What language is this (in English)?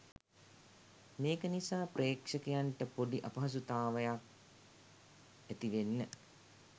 Sinhala